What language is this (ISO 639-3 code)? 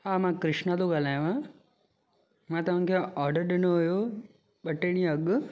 snd